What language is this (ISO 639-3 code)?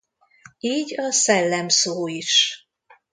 hun